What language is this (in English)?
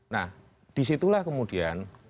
Indonesian